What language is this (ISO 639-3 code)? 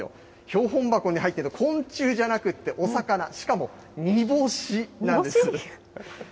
jpn